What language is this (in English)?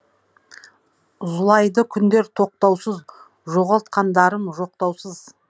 Kazakh